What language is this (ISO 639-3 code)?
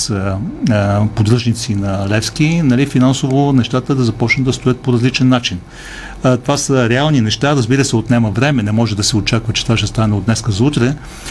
bul